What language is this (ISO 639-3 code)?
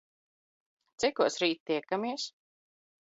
lav